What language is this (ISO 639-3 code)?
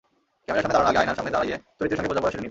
ben